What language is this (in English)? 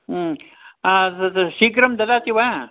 Sanskrit